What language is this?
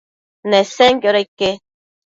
Matsés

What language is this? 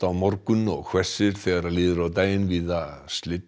Icelandic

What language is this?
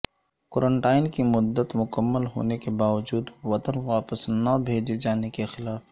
Urdu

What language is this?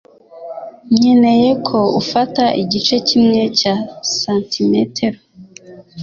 Kinyarwanda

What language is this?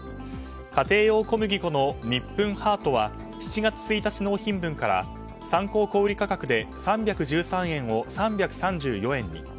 Japanese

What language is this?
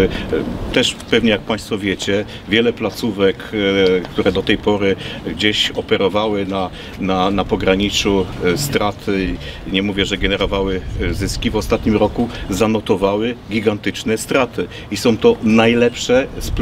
Polish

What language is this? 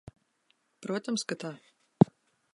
Latvian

